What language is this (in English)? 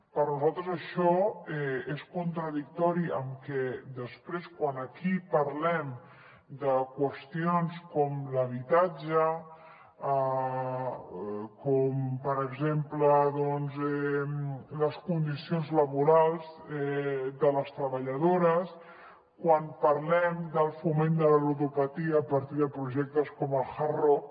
Catalan